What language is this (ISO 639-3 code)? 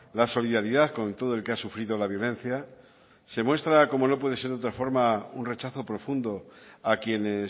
spa